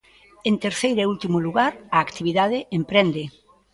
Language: Galician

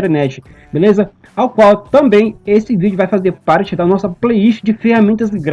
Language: Portuguese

